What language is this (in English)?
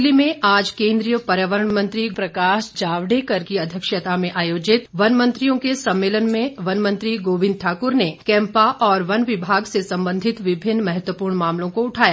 Hindi